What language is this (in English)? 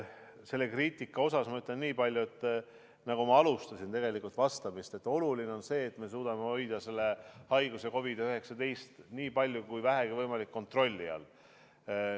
Estonian